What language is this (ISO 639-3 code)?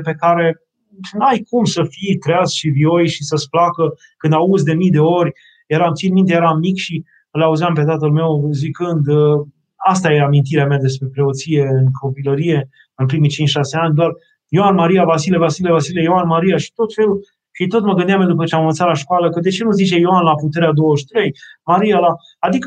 ron